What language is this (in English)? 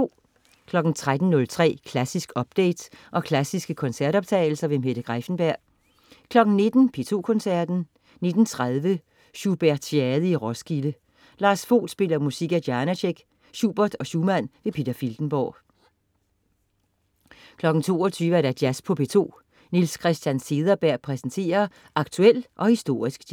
Danish